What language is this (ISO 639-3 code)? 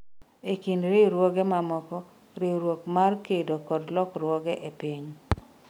luo